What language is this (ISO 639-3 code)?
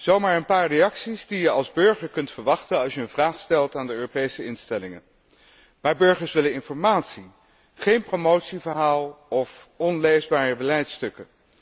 nld